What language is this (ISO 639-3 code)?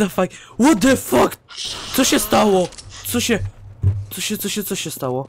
pol